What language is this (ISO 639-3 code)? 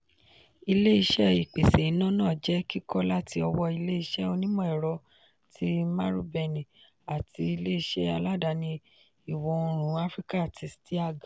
yor